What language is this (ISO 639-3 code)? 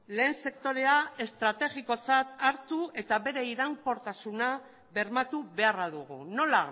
eus